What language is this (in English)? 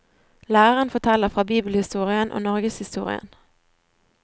Norwegian